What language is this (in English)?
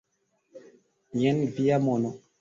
Esperanto